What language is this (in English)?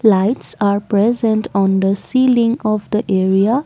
English